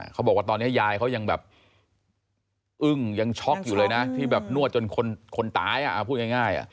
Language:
Thai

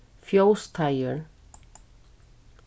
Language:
Faroese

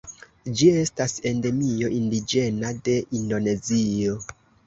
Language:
Esperanto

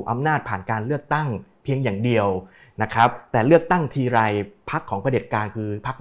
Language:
Thai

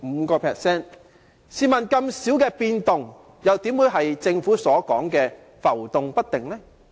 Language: Cantonese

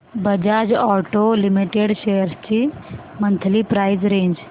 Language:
Marathi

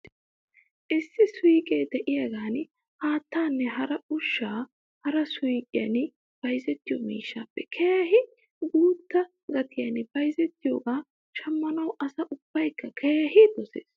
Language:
Wolaytta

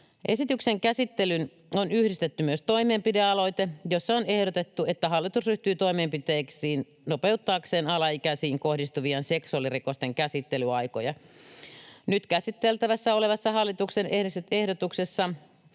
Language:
Finnish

